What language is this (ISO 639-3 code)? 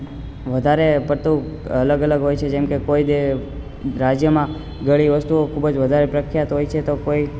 guj